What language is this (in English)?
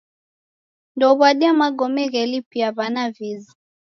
Taita